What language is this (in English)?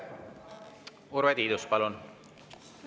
Estonian